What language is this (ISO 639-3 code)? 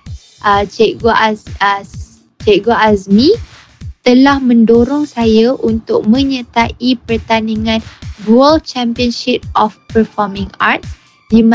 msa